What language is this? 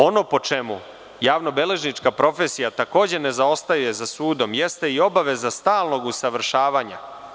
Serbian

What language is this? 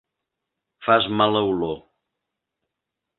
Catalan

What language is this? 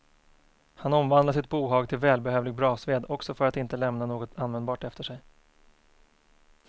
Swedish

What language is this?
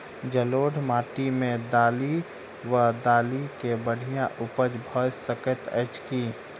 Maithili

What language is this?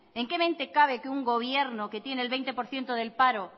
Spanish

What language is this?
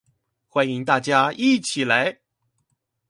Chinese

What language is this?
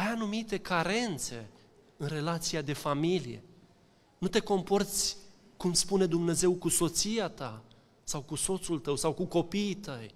Romanian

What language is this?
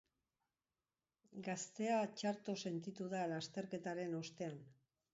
Basque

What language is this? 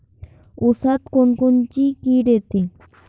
Marathi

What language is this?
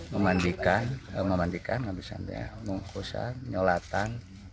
Indonesian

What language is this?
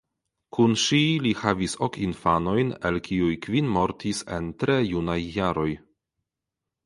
Esperanto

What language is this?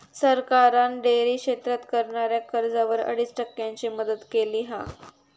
Marathi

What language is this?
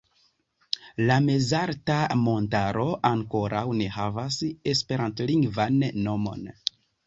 Esperanto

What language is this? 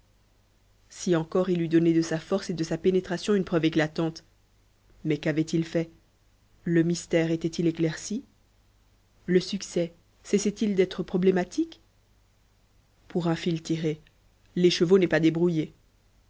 French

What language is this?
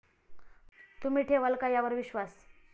Marathi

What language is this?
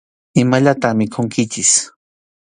Arequipa-La Unión Quechua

